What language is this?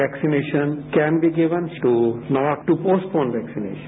Hindi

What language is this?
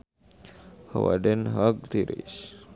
Sundanese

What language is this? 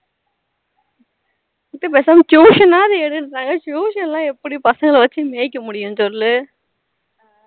Tamil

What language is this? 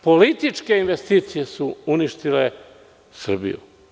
Serbian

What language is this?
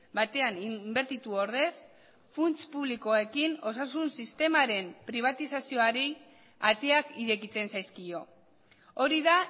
Basque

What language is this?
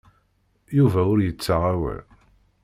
Kabyle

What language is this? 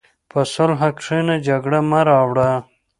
Pashto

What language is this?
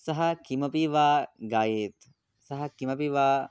Sanskrit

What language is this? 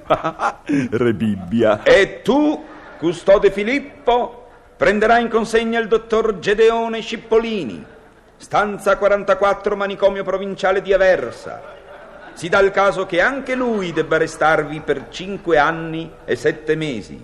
Italian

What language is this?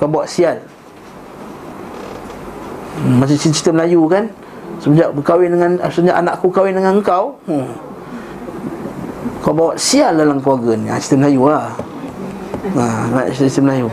Malay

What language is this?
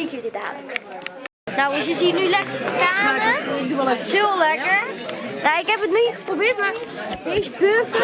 Dutch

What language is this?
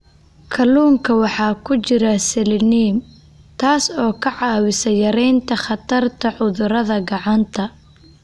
Somali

